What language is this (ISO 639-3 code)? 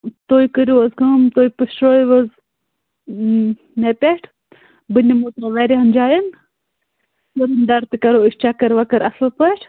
kas